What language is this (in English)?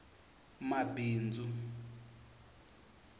Tsonga